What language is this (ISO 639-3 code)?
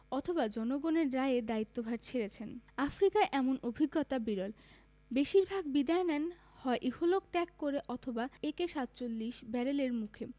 ben